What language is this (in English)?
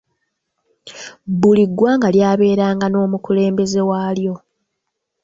Ganda